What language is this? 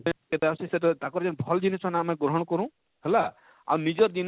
Odia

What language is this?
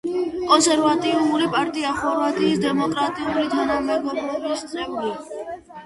Georgian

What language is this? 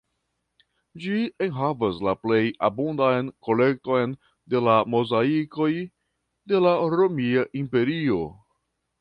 Esperanto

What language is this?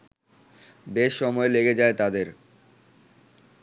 Bangla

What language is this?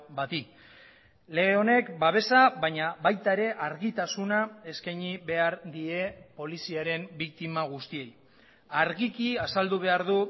Basque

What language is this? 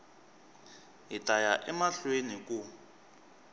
Tsonga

